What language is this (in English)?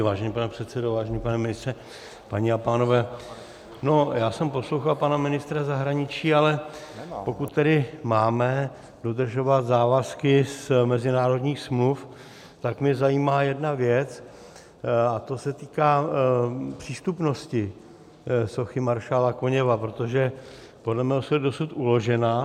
Czech